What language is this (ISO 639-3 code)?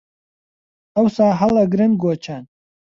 ckb